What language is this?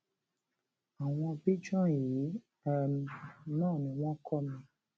Yoruba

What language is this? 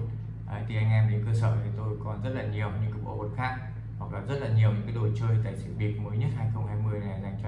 Vietnamese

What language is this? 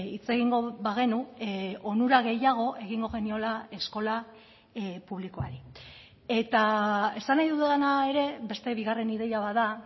Basque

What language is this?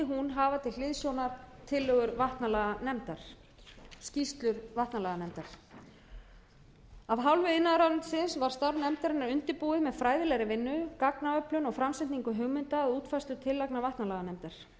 Icelandic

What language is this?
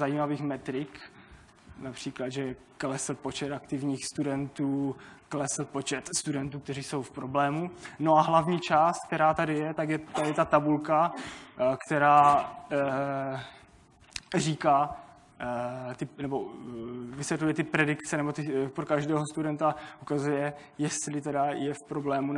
Czech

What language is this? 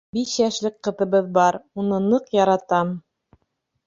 Bashkir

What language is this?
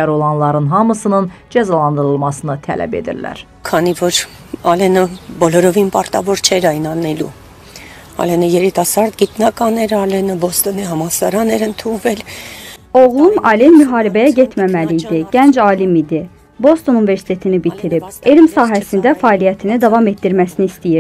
Turkish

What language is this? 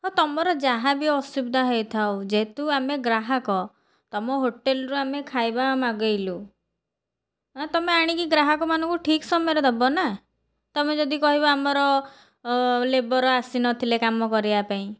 Odia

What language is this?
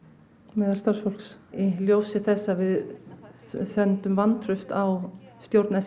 Icelandic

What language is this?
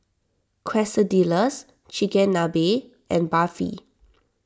English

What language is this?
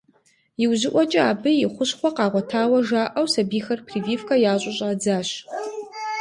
Kabardian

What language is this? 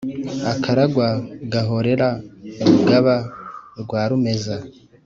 Kinyarwanda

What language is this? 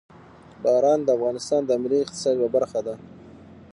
Pashto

